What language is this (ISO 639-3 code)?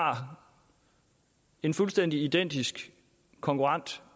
dan